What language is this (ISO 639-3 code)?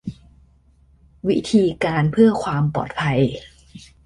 tha